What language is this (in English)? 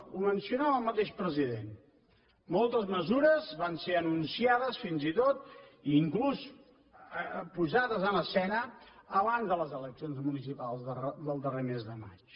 Catalan